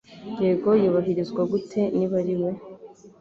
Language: Kinyarwanda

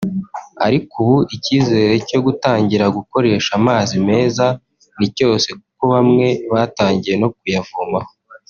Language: Kinyarwanda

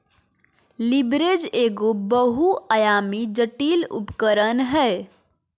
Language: Magahi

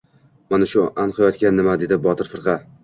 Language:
Uzbek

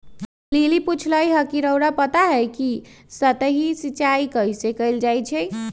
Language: Magahi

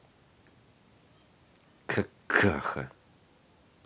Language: Russian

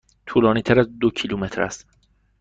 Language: Persian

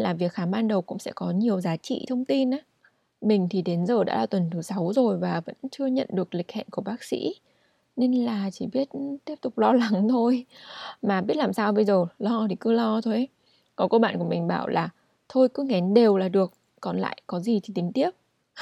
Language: Vietnamese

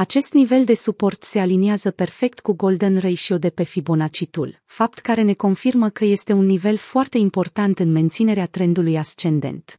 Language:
Romanian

